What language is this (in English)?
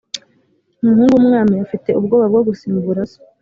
Kinyarwanda